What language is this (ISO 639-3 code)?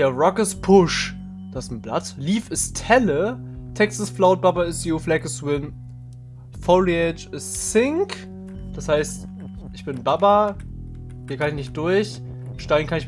deu